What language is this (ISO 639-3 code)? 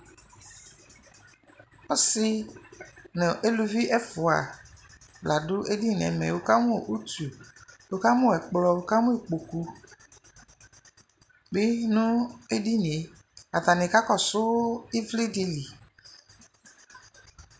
kpo